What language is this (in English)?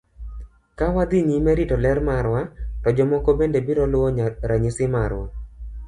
Luo (Kenya and Tanzania)